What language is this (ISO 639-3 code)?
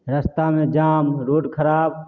mai